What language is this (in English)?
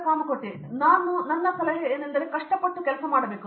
Kannada